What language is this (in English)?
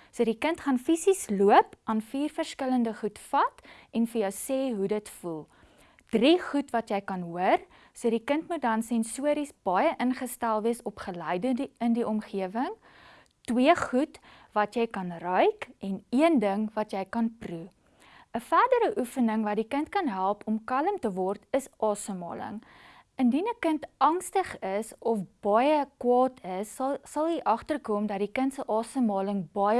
Dutch